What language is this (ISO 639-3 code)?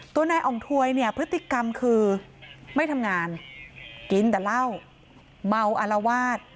tha